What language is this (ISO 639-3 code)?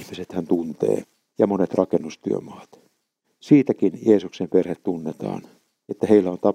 fin